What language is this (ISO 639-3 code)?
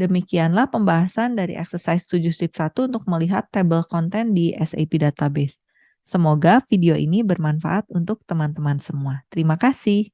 ind